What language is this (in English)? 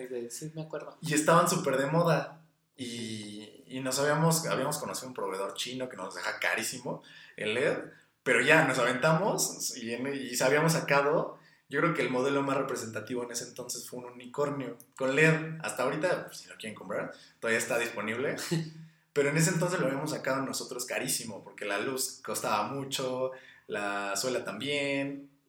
Spanish